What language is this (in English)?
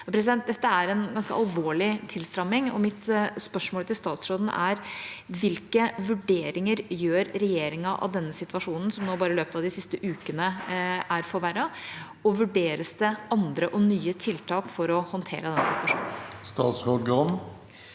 Norwegian